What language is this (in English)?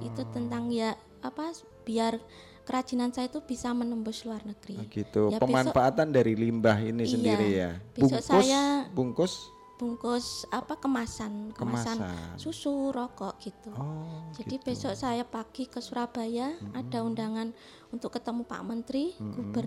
Indonesian